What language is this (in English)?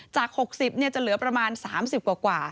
Thai